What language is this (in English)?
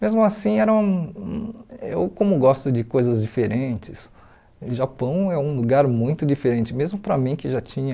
Portuguese